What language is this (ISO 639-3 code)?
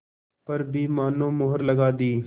hin